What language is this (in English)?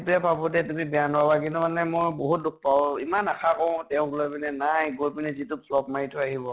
Assamese